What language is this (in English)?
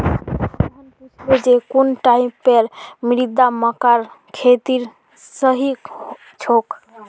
Magahi